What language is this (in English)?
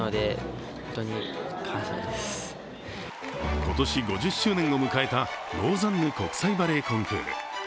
Japanese